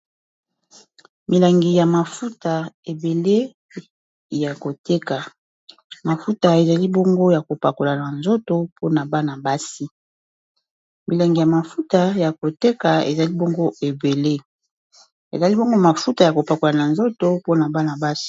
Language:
Lingala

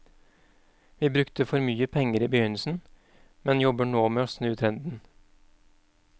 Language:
Norwegian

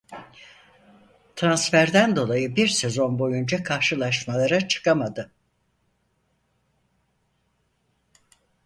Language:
Turkish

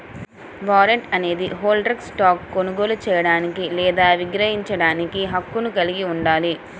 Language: Telugu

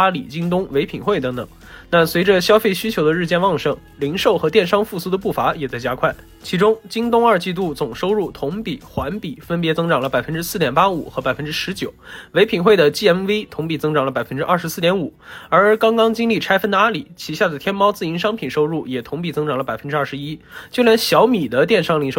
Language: Chinese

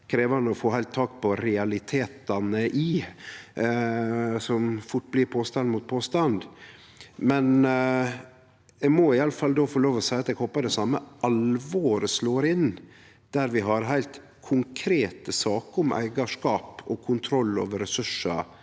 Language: Norwegian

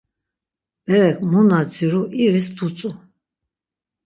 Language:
Laz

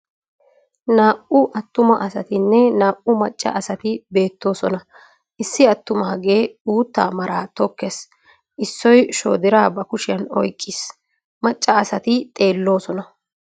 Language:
Wolaytta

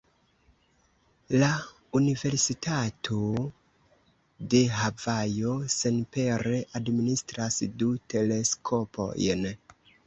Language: Esperanto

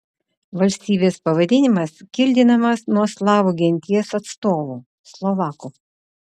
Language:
Lithuanian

